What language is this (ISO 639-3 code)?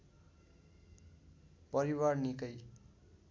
nep